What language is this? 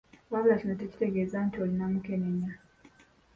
Ganda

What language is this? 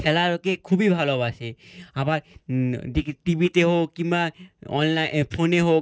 Bangla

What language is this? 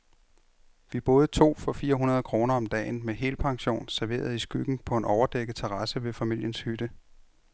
Danish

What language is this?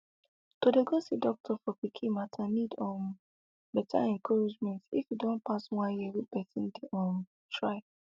Nigerian Pidgin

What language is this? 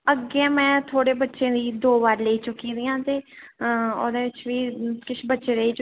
Dogri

